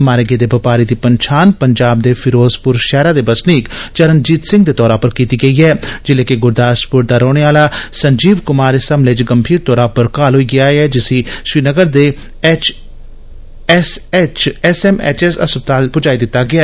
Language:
Dogri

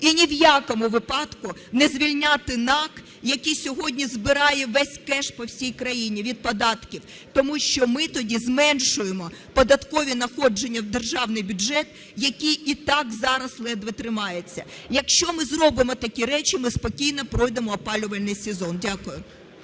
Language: Ukrainian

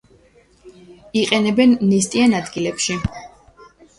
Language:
Georgian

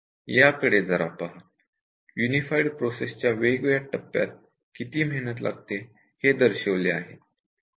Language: Marathi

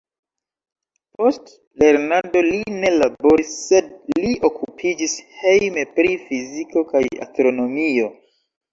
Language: Esperanto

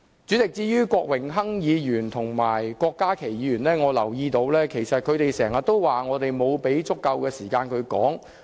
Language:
Cantonese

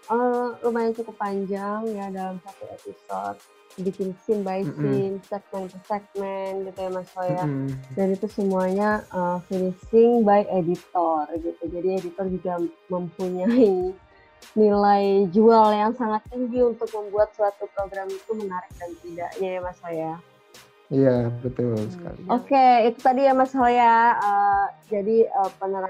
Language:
Indonesian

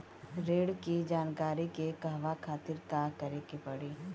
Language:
Bhojpuri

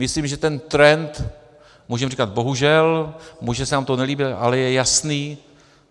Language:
Czech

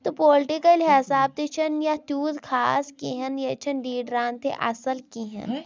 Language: Kashmiri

